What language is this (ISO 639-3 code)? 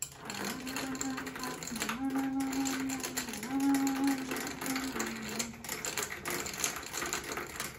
tur